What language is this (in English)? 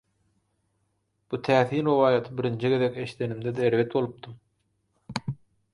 Turkmen